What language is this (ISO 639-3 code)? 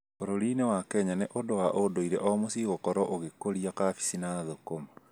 kik